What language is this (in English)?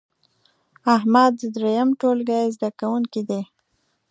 Pashto